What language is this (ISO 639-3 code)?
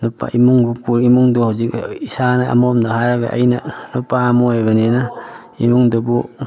mni